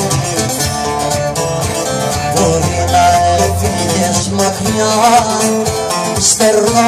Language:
Greek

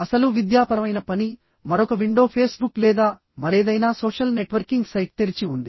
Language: Telugu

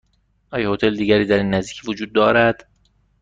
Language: Persian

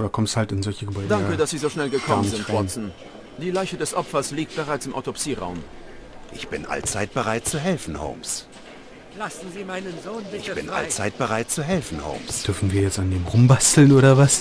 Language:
German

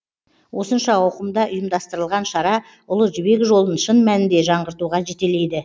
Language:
Kazakh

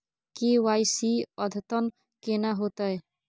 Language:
Maithili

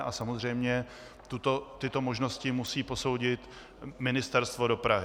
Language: Czech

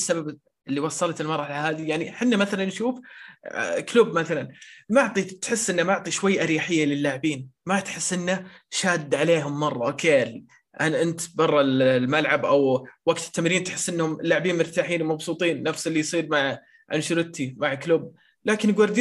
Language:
Arabic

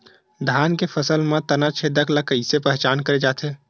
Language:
Chhattisgarhi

